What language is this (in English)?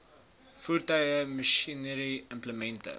Afrikaans